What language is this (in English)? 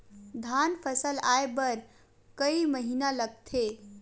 Chhattisgarhi